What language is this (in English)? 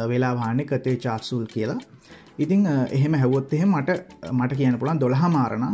Romanian